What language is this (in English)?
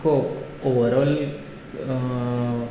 Konkani